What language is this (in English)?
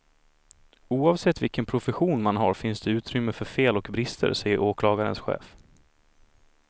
Swedish